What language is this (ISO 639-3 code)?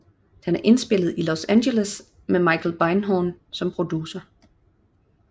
dan